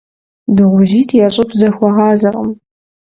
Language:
Kabardian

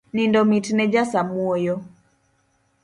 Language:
Luo (Kenya and Tanzania)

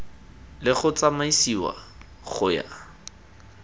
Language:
Tswana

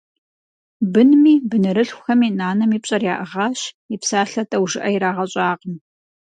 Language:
Kabardian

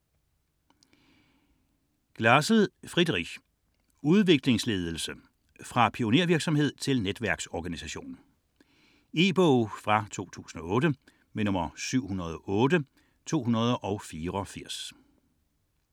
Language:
Danish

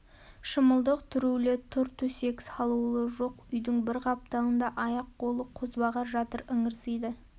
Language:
Kazakh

